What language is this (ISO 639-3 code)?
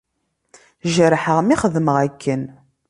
kab